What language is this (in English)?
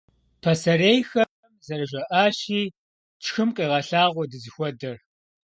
Kabardian